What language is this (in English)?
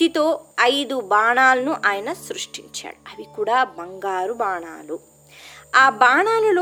Telugu